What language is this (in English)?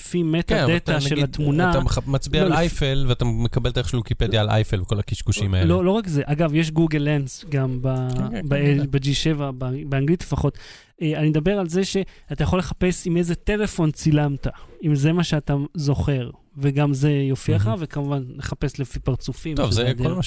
Hebrew